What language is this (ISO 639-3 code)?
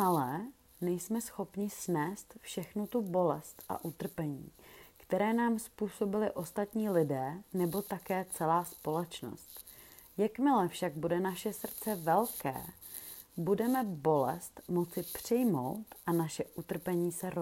ces